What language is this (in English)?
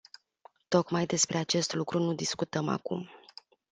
Romanian